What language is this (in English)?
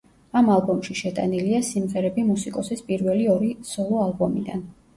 Georgian